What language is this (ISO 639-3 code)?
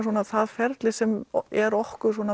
isl